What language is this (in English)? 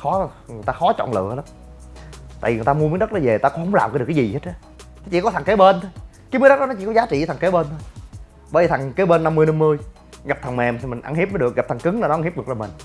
Vietnamese